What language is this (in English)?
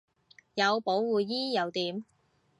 Cantonese